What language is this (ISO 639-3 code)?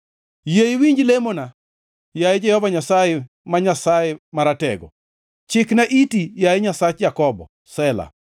luo